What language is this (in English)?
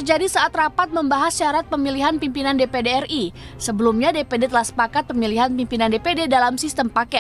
Indonesian